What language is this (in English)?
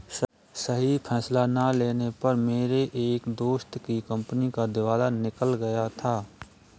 Hindi